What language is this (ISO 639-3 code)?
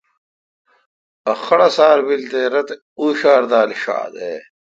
xka